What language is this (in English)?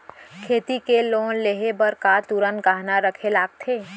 Chhattisgarhi